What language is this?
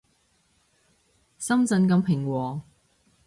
Cantonese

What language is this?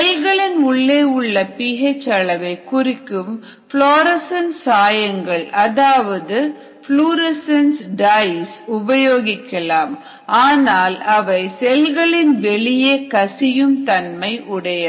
Tamil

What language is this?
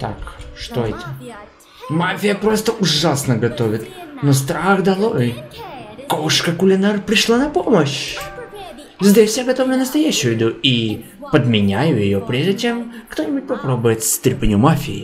Russian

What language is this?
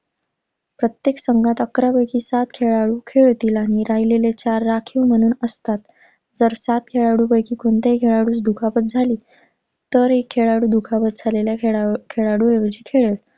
Marathi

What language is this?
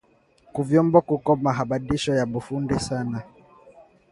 Swahili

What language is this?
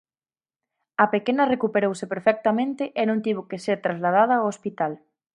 Galician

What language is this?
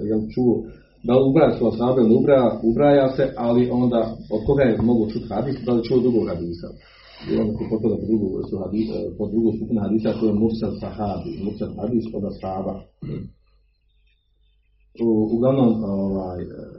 Croatian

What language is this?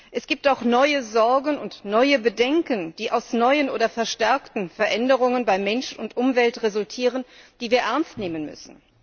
German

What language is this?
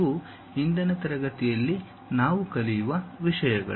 Kannada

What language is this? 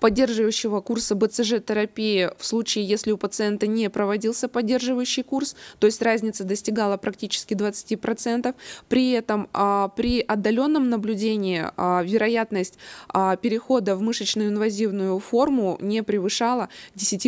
Russian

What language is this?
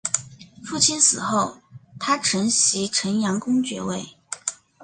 Chinese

